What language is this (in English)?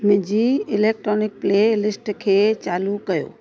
Sindhi